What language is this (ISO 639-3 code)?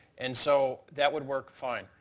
eng